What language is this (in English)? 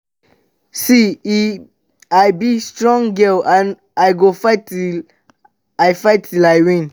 Nigerian Pidgin